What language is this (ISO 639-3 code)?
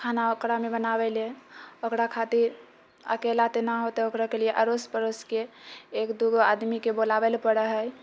mai